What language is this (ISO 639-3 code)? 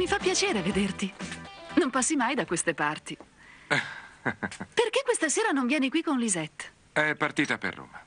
ita